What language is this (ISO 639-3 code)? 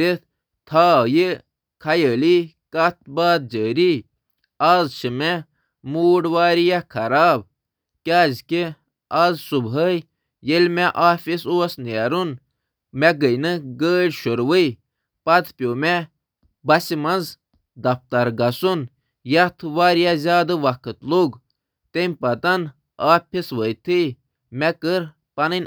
kas